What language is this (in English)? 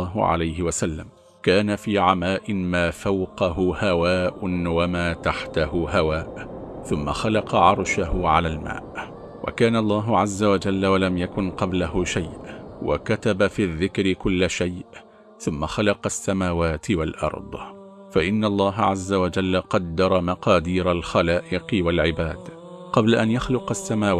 Arabic